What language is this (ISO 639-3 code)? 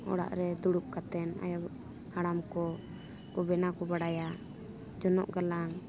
sat